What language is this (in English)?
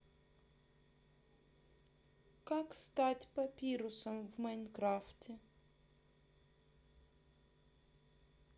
Russian